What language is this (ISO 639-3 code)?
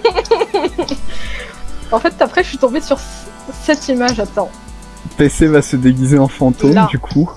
fra